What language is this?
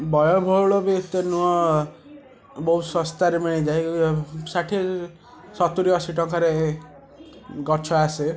Odia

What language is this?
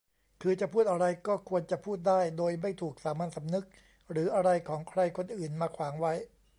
Thai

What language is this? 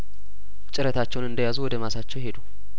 Amharic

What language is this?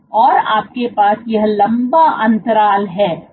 Hindi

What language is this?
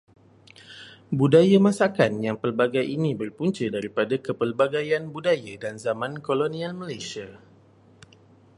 Malay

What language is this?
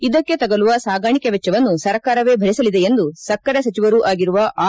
Kannada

